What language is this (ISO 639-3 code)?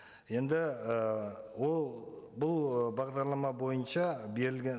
kaz